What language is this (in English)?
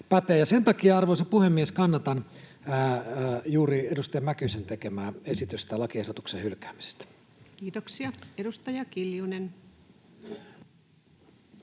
Finnish